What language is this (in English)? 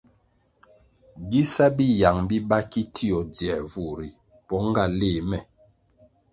Kwasio